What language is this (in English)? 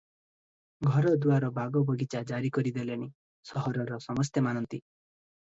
Odia